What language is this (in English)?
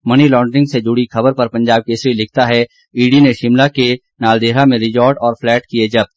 Hindi